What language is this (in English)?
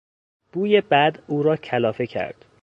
Persian